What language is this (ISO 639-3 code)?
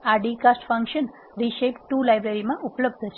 guj